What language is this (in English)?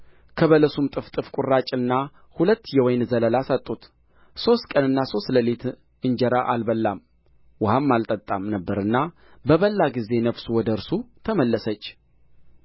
Amharic